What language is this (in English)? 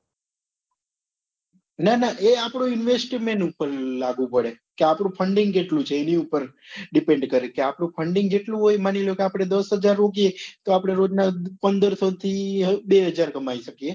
Gujarati